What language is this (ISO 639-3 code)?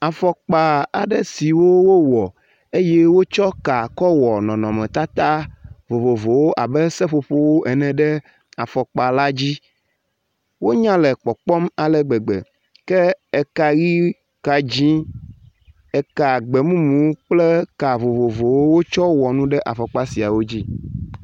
ewe